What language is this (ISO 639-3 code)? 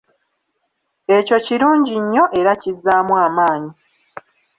lug